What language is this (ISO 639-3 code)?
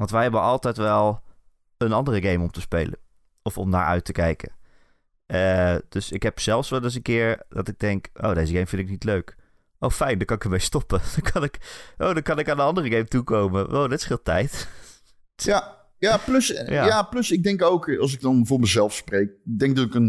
nld